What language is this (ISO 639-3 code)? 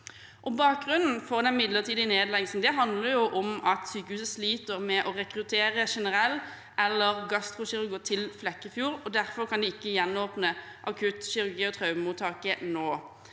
nor